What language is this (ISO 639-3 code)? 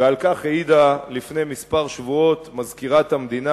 heb